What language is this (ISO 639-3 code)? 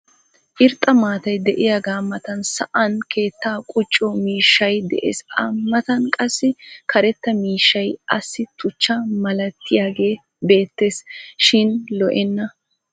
wal